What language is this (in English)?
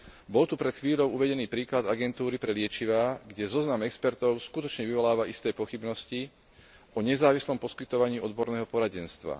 Slovak